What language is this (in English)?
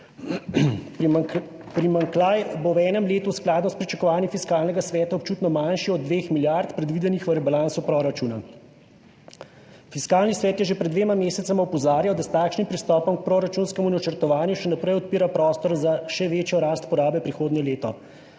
Slovenian